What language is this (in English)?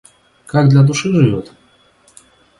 Russian